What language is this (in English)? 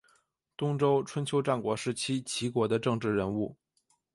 Chinese